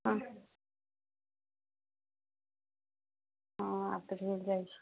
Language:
Maithili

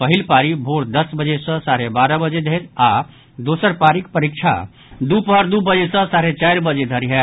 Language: Maithili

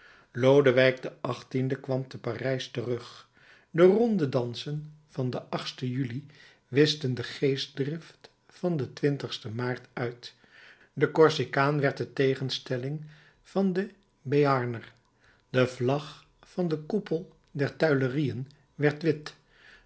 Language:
Dutch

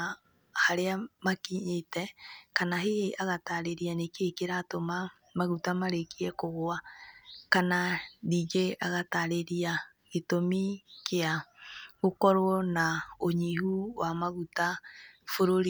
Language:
Kikuyu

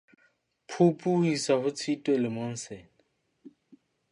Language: Southern Sotho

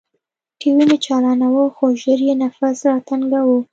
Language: Pashto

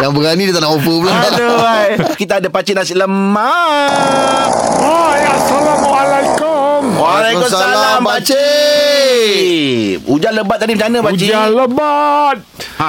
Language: Malay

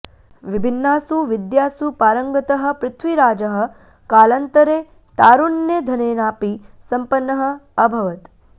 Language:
Sanskrit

